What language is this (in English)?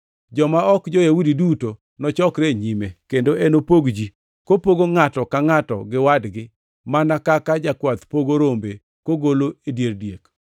Luo (Kenya and Tanzania)